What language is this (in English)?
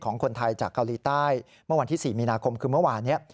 Thai